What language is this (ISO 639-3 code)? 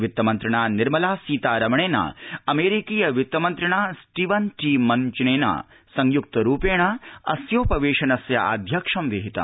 san